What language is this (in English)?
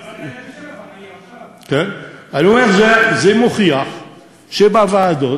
Hebrew